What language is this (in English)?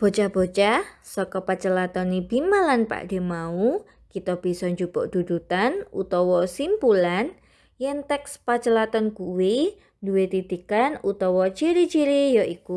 Indonesian